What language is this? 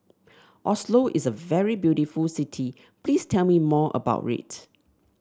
English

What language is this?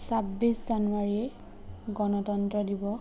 Assamese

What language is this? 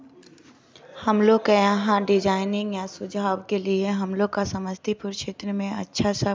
Hindi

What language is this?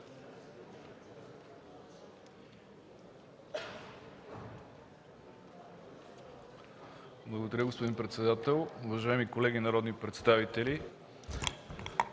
Bulgarian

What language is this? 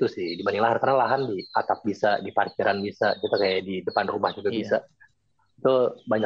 Indonesian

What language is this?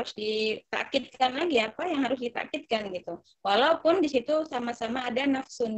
Indonesian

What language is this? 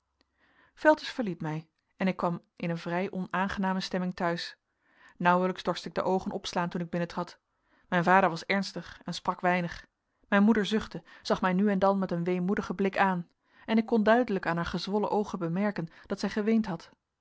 Dutch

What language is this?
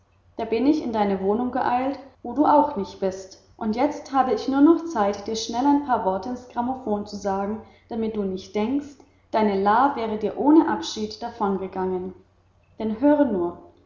German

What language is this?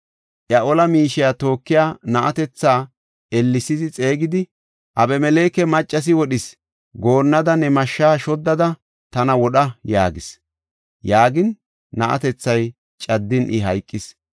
Gofa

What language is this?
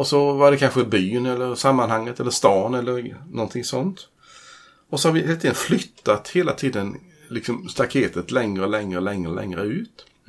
Swedish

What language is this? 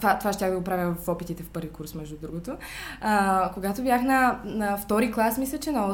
Bulgarian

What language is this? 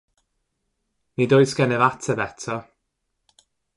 Welsh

